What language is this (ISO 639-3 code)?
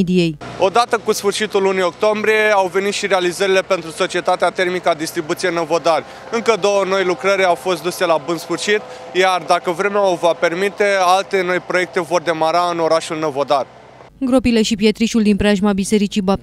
ron